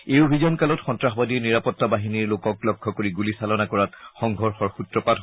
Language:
Assamese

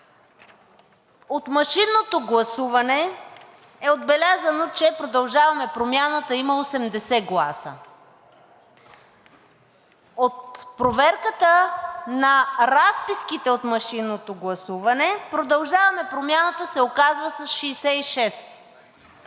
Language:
Bulgarian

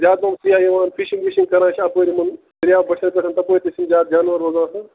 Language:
Kashmiri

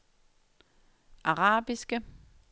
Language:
Danish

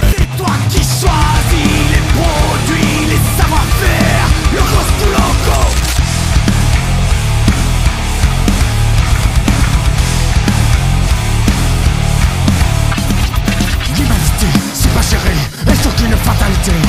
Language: French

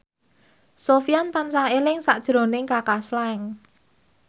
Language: Javanese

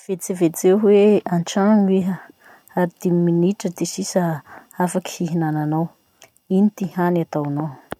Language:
Masikoro Malagasy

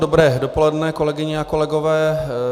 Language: Czech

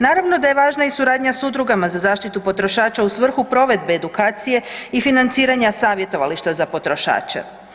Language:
Croatian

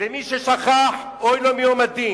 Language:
Hebrew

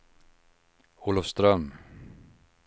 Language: Swedish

